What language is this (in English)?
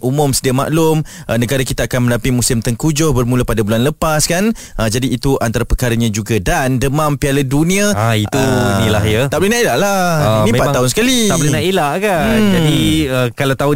Malay